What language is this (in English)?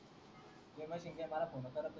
Marathi